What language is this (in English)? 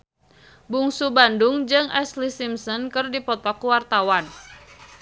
Sundanese